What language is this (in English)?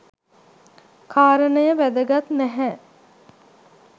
Sinhala